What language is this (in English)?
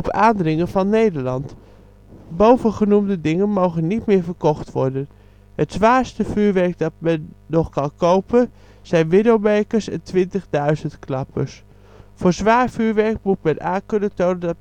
Dutch